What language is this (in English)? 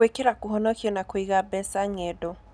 Kikuyu